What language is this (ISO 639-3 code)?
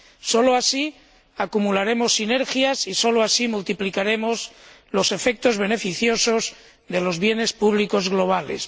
spa